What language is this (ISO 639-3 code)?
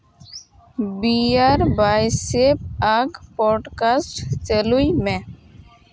sat